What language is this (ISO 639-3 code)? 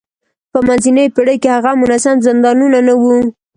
pus